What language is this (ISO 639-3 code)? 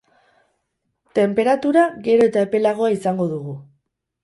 eus